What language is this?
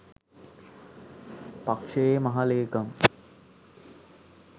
Sinhala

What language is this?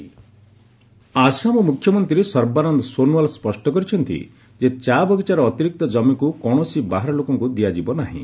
Odia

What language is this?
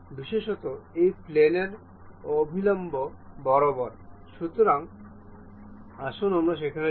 Bangla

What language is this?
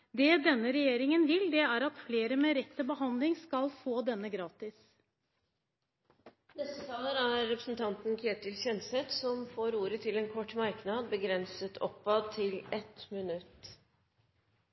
Norwegian Bokmål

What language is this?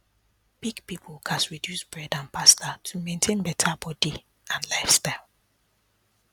Nigerian Pidgin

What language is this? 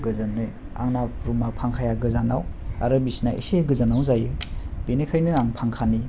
Bodo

